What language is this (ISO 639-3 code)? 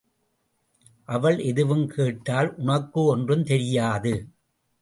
tam